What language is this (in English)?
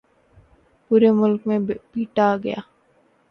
Urdu